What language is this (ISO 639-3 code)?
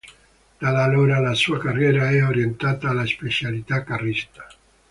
ita